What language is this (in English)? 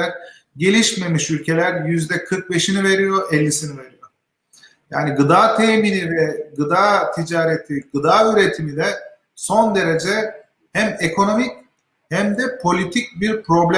Turkish